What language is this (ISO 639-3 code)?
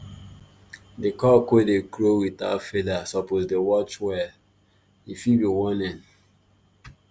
pcm